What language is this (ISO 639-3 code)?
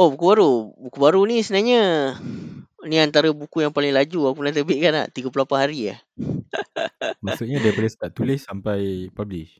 msa